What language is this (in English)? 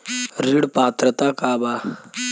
Bhojpuri